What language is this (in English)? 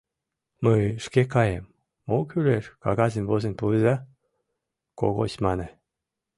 Mari